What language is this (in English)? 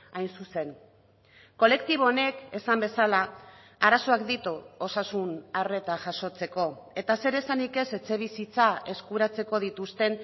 Basque